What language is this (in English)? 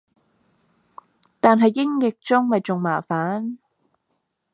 Cantonese